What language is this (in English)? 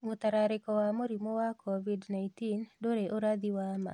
Kikuyu